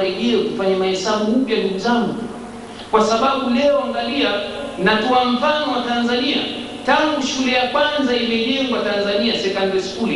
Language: Swahili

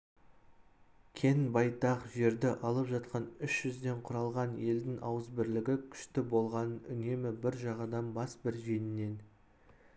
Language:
Kazakh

